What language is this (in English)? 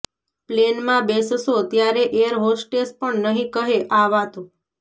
Gujarati